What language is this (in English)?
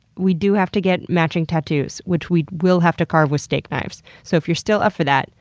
English